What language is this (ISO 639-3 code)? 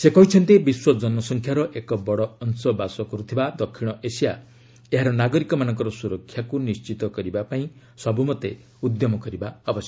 ori